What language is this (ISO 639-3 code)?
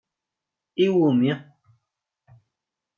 kab